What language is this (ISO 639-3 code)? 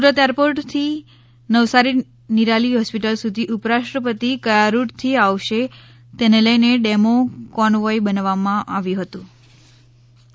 guj